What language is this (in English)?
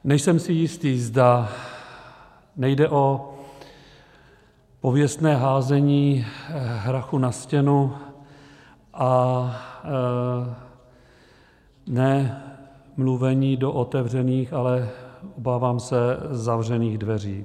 Czech